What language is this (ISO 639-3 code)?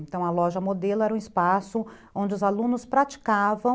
por